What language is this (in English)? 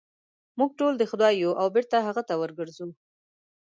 Pashto